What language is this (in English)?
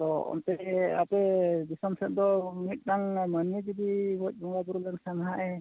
Santali